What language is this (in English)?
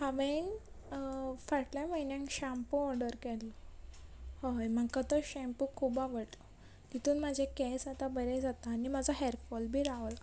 Konkani